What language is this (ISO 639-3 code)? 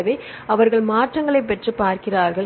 tam